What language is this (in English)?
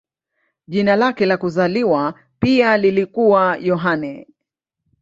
Swahili